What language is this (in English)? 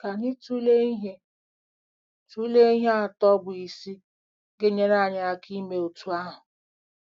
Igbo